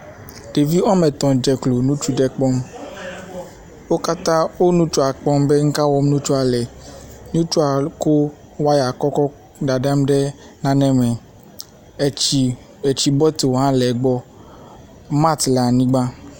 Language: Ewe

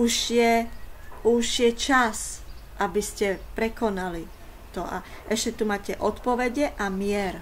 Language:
Slovak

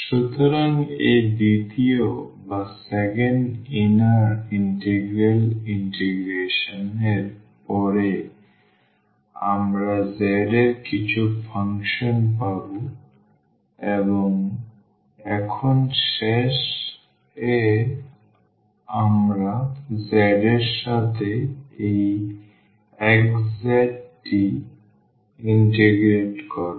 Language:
Bangla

